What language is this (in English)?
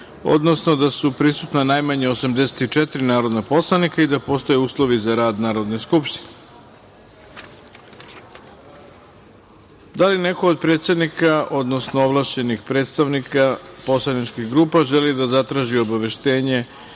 Serbian